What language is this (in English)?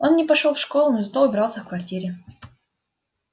Russian